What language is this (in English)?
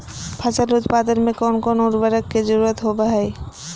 Magahi